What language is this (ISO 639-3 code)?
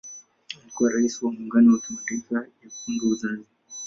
swa